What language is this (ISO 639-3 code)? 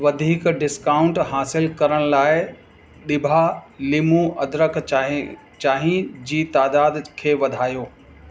snd